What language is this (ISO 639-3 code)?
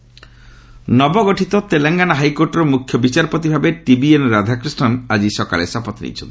ori